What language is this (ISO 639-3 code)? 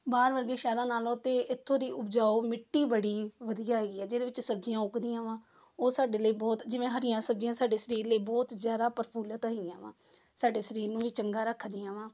pan